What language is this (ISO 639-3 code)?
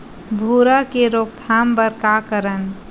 hne